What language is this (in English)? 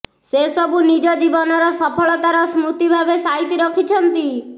Odia